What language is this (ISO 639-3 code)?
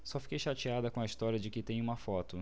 por